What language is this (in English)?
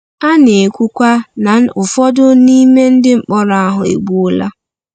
Igbo